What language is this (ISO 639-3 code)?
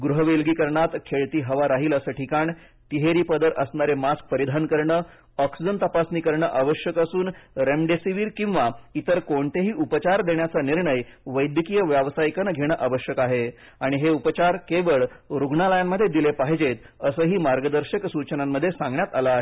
mar